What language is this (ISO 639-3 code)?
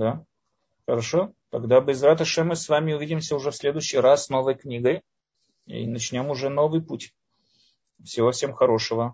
rus